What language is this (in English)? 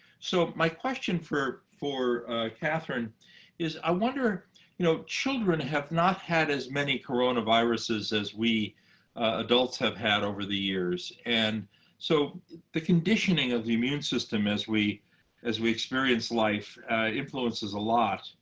English